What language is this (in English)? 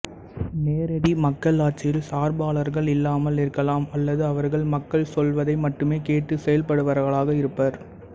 Tamil